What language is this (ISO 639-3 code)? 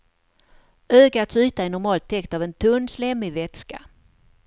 swe